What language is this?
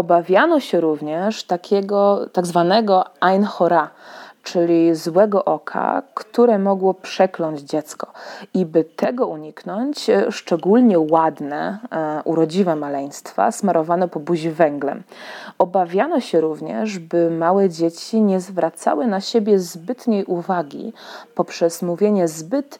Polish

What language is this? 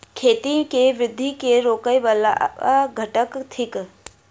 Maithili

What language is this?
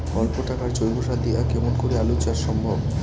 Bangla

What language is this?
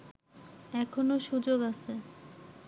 Bangla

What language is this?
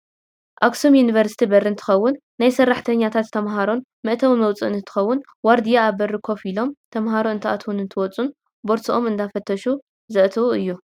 Tigrinya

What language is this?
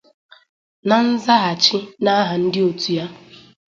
Igbo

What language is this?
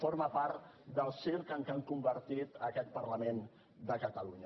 Catalan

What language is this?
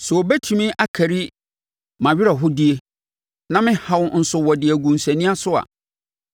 Akan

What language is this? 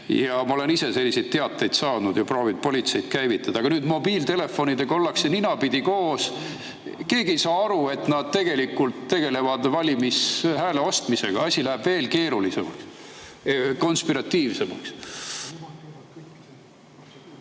Estonian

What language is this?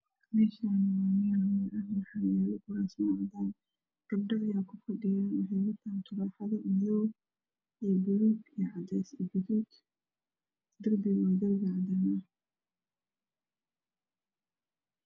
Somali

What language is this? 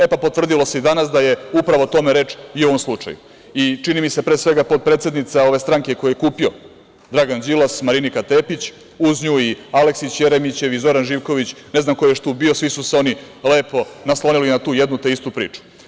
Serbian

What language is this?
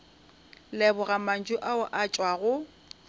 Northern Sotho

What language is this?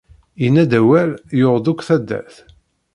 Kabyle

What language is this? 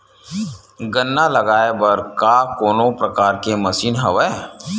Chhattisgarhi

